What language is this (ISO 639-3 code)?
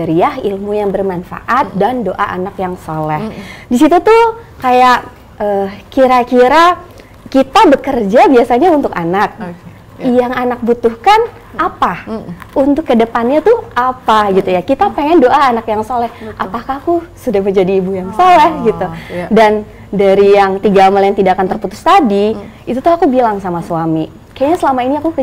ind